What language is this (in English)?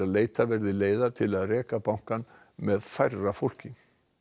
Icelandic